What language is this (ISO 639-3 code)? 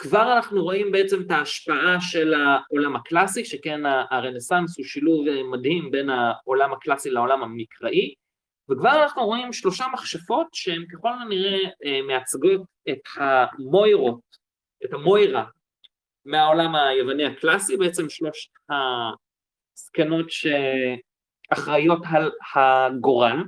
heb